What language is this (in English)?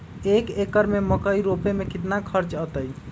Magahi